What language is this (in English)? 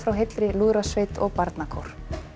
Icelandic